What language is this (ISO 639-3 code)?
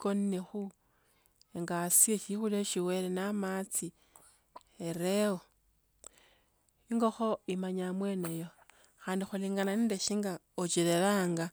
lto